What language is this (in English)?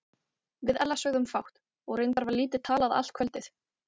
Icelandic